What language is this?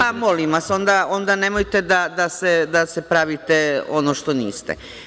Serbian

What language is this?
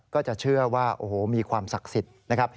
Thai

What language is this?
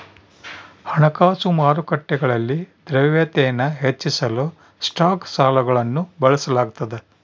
Kannada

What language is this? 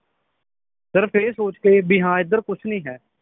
Punjabi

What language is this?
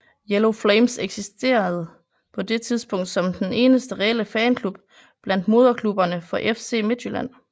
Danish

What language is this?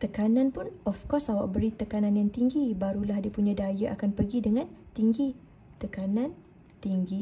Malay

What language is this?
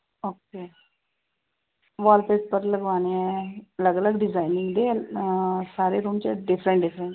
Punjabi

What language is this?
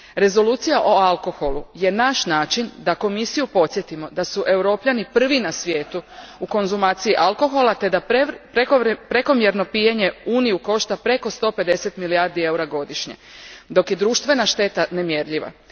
Croatian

